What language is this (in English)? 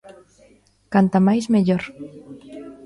Galician